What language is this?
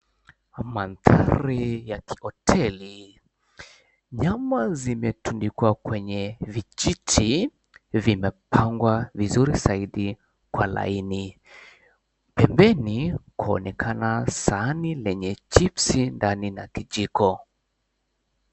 Swahili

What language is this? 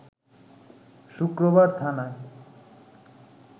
Bangla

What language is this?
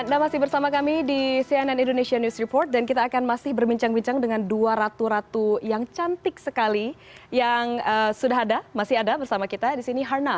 Indonesian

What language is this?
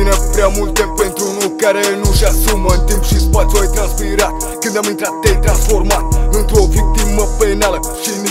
Romanian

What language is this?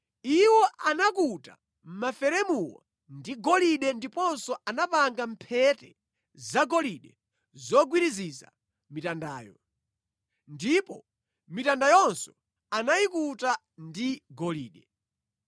Nyanja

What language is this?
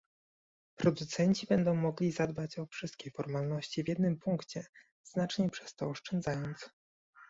Polish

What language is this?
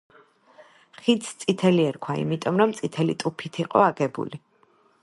Georgian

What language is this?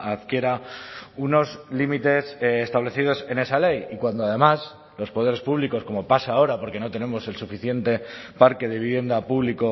Spanish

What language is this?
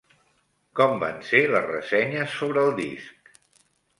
Catalan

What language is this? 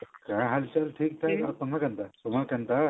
Odia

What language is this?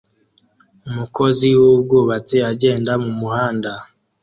Kinyarwanda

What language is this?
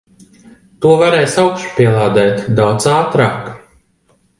Latvian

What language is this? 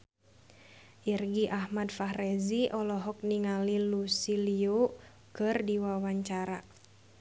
Sundanese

